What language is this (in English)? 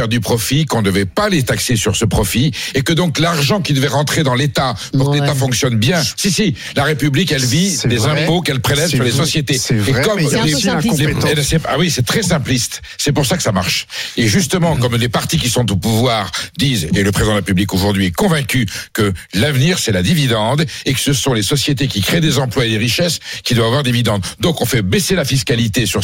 French